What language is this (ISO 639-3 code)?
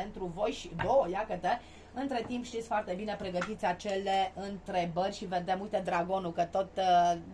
ron